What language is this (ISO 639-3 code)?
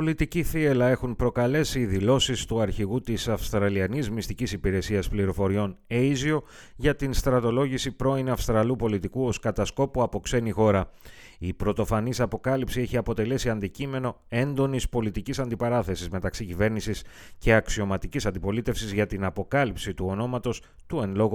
ell